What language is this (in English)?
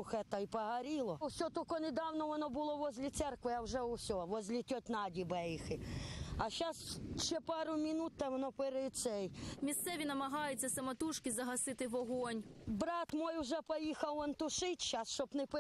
Ukrainian